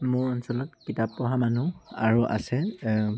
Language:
Assamese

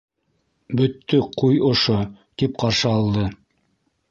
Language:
Bashkir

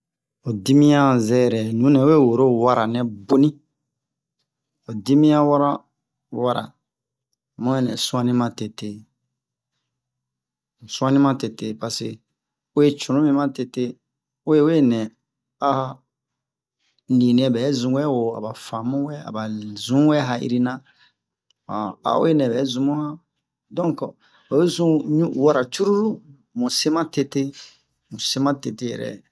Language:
Bomu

